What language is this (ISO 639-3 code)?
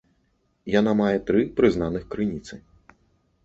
bel